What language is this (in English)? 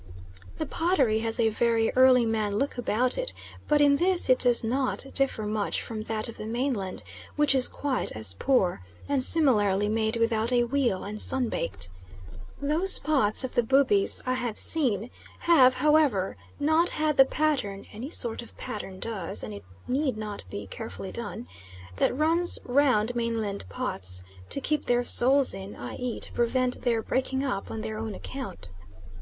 English